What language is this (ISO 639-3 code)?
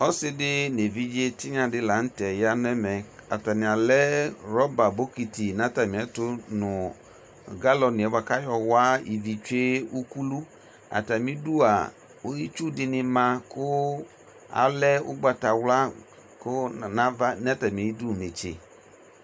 kpo